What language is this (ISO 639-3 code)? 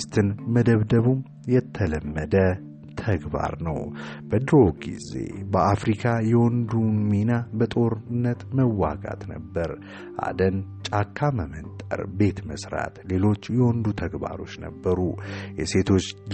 amh